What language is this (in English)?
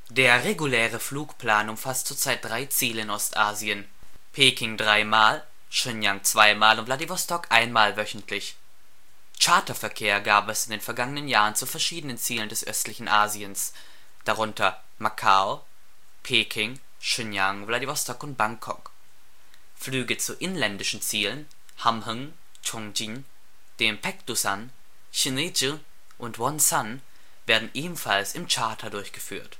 German